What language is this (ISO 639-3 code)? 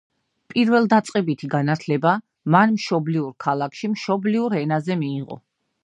kat